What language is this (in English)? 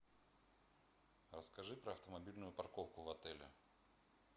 Russian